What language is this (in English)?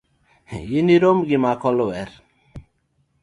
Luo (Kenya and Tanzania)